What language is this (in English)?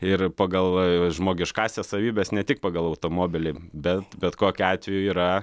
Lithuanian